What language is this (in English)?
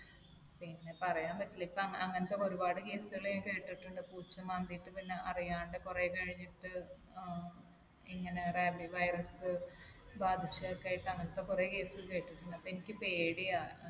Malayalam